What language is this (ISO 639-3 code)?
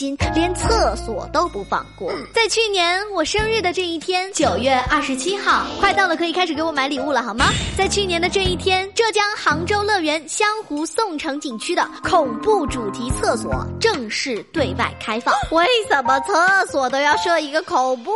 zho